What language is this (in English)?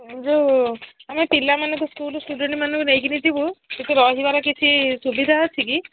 Odia